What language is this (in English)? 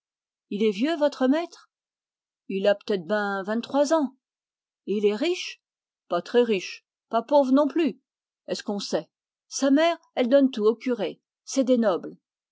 French